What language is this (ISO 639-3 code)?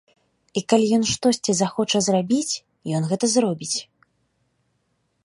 bel